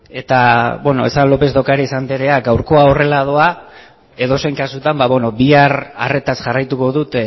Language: Basque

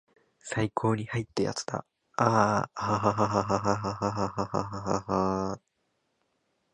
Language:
Japanese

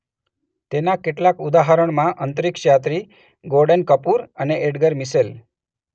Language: Gujarati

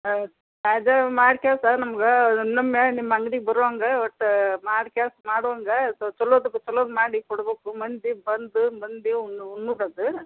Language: Kannada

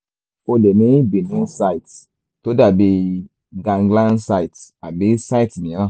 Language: Yoruba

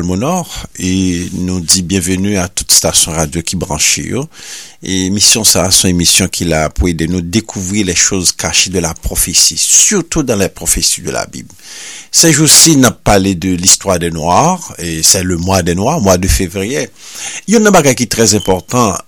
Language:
French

